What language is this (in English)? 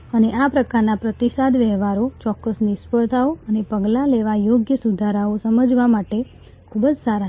Gujarati